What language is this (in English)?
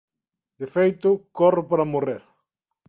Galician